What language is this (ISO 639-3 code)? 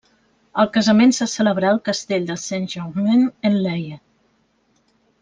cat